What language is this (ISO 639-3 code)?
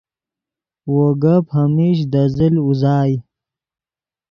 ydg